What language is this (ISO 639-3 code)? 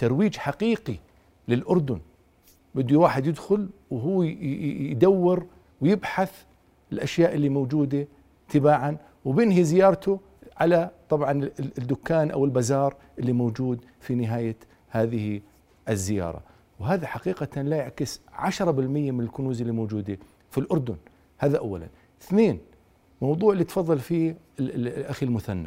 ara